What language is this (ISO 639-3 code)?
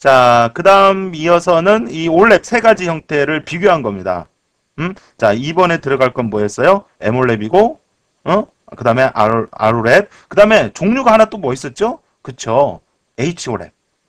kor